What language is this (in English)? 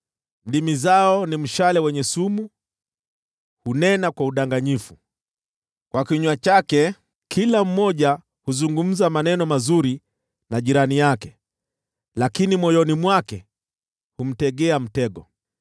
Swahili